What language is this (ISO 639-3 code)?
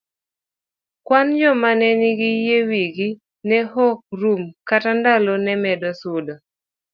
luo